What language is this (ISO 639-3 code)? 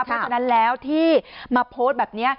tha